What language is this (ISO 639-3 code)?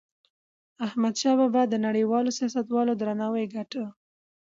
pus